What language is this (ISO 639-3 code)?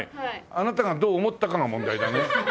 jpn